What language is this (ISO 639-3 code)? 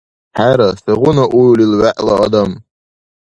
dar